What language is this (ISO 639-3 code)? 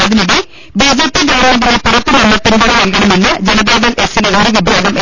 mal